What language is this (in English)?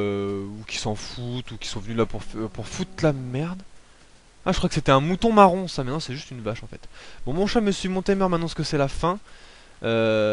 French